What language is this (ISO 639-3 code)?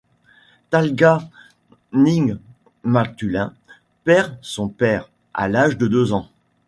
fra